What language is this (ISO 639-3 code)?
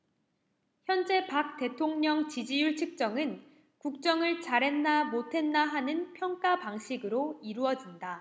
kor